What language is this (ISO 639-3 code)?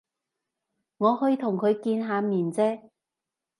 yue